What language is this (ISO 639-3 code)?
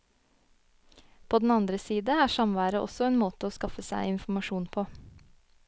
nor